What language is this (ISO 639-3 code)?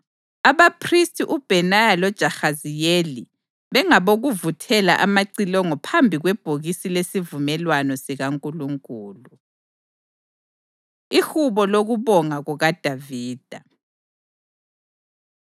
nde